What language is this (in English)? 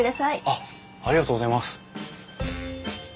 Japanese